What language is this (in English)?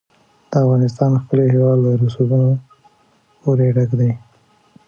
Pashto